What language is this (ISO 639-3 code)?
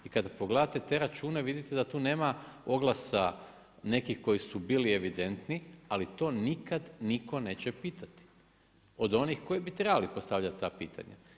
hrv